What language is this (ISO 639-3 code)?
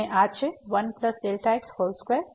guj